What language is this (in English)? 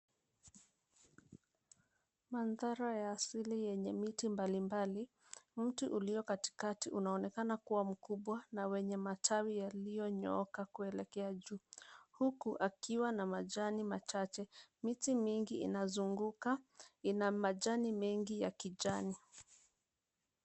Swahili